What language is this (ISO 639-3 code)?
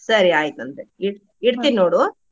kan